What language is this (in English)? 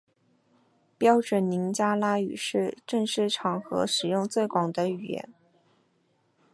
Chinese